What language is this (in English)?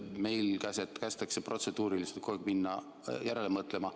Estonian